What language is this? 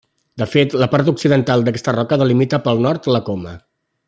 Catalan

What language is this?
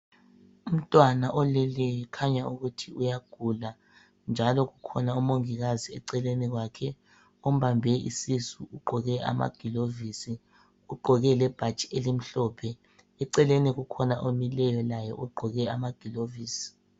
North Ndebele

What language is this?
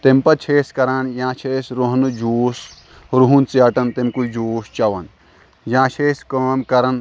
Kashmiri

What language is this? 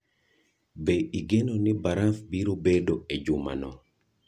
Luo (Kenya and Tanzania)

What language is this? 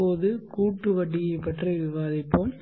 Tamil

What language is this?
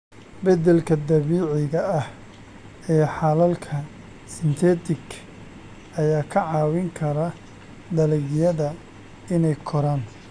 Somali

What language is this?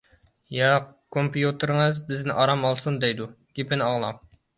Uyghur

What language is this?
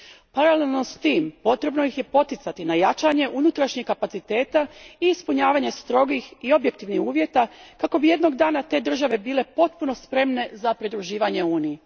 Croatian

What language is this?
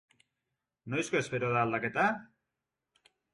Basque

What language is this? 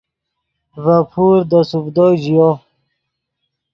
Yidgha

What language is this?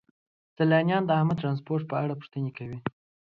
Pashto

